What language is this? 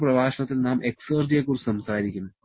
Malayalam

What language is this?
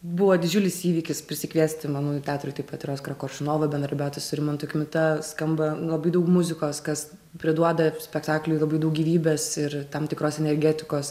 Lithuanian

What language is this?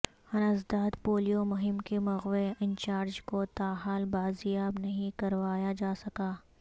Urdu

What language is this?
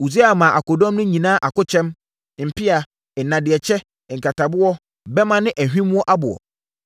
Akan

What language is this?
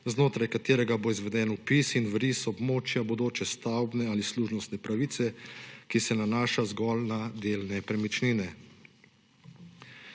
Slovenian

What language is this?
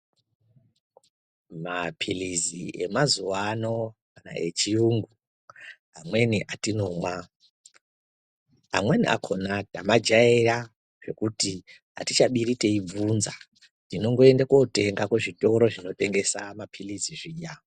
Ndau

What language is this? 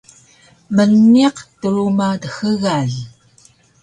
Taroko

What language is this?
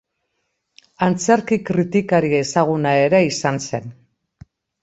Basque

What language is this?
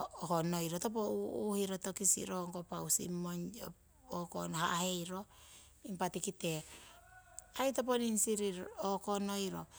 Siwai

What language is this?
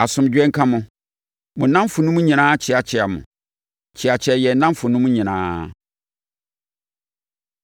Akan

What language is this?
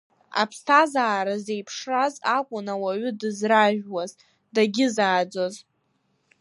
Abkhazian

